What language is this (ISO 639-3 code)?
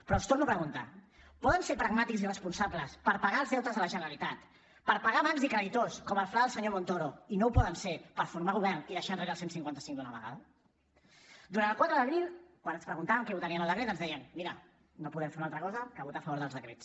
cat